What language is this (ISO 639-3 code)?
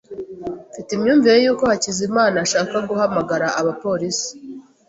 kin